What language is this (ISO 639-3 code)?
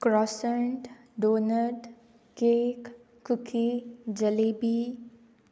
kok